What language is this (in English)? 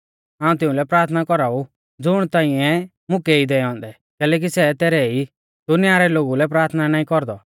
Mahasu Pahari